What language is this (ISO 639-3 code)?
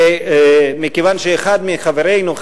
heb